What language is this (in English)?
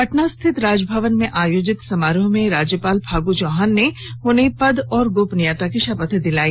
Hindi